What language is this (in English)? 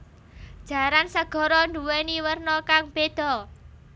Javanese